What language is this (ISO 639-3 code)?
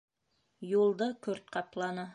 bak